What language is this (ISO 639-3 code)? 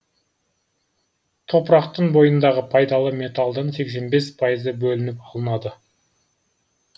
kaz